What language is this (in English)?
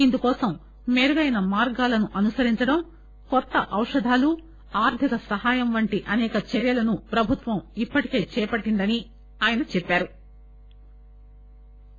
Telugu